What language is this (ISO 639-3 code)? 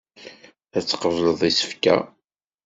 kab